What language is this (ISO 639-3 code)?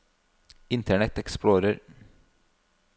nor